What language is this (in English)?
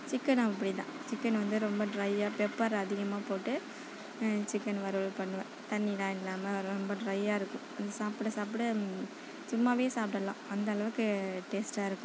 Tamil